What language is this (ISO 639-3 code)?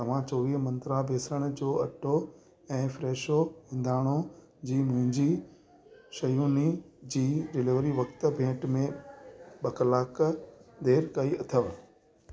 snd